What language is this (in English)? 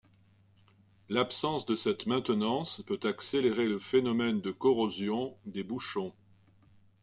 French